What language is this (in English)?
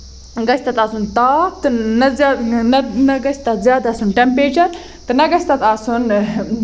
Kashmiri